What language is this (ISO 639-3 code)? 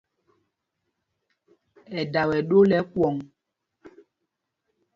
mgg